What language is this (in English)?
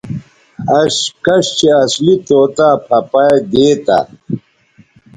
Bateri